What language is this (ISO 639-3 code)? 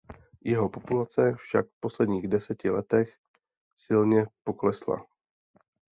ces